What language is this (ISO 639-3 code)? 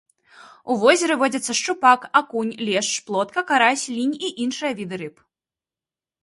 bel